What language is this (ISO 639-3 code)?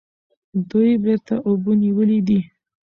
pus